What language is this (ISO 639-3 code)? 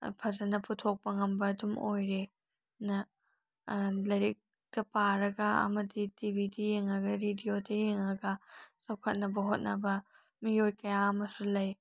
mni